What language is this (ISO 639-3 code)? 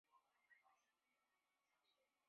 zho